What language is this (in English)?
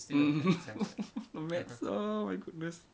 English